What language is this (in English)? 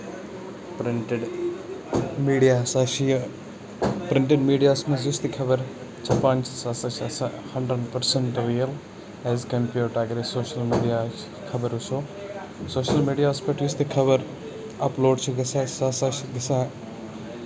Kashmiri